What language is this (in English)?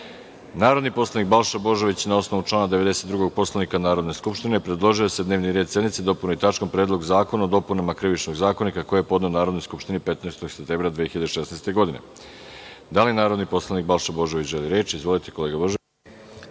Serbian